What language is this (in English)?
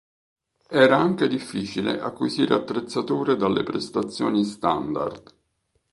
Italian